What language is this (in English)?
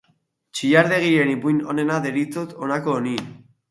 Basque